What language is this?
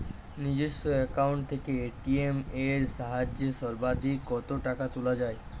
Bangla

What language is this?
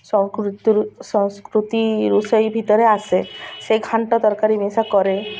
Odia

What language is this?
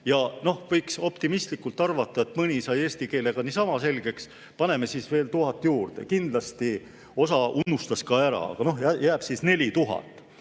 Estonian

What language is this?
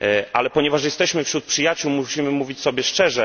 Polish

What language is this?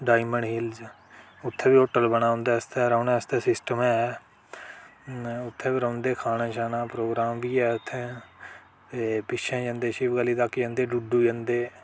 Dogri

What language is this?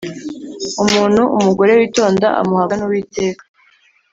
Kinyarwanda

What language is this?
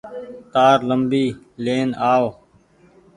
Goaria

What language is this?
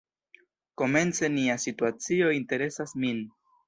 Esperanto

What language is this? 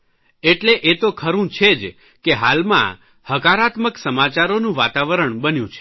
Gujarati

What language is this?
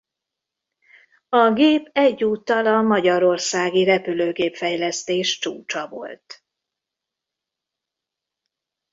Hungarian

